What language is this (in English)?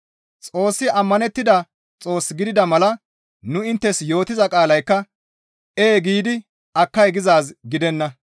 Gamo